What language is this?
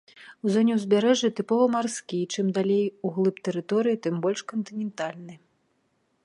Belarusian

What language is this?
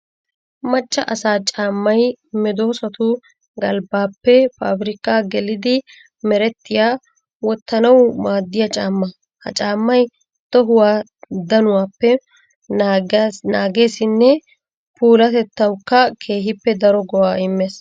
Wolaytta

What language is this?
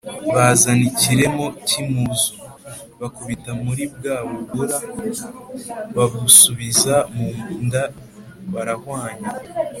Kinyarwanda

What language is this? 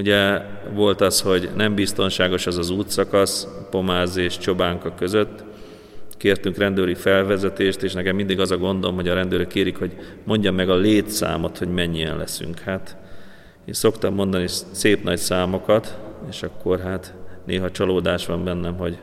Hungarian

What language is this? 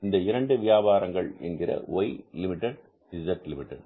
Tamil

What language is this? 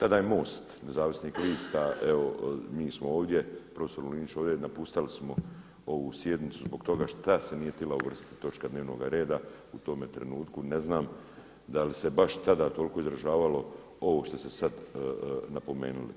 Croatian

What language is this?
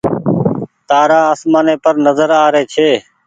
Goaria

